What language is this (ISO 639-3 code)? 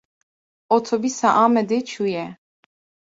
kur